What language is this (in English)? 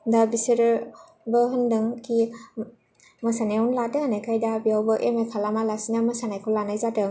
Bodo